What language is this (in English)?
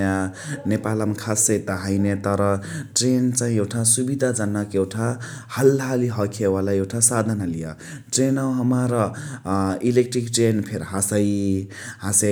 Chitwania Tharu